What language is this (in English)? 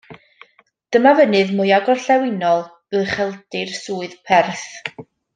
Welsh